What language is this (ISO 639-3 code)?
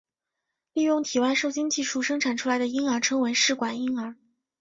zho